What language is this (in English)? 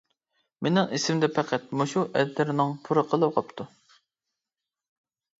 Uyghur